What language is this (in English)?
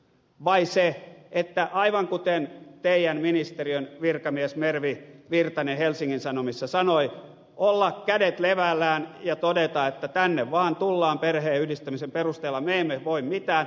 Finnish